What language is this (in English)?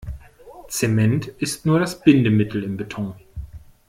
German